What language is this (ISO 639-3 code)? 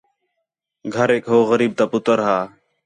xhe